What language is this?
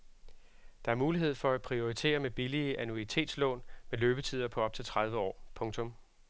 Danish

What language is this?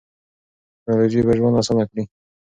Pashto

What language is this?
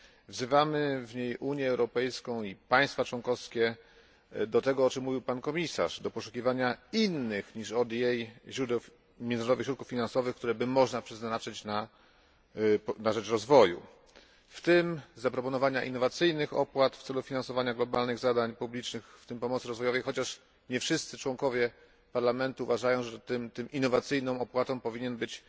Polish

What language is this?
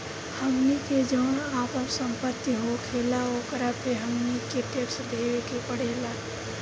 Bhojpuri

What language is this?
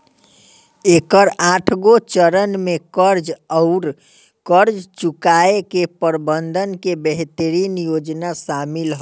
Bhojpuri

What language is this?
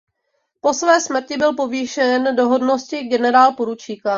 Czech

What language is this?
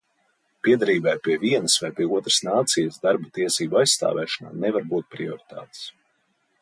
Latvian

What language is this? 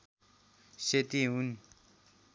Nepali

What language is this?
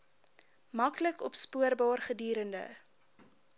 Afrikaans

